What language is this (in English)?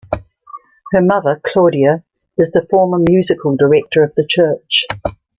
English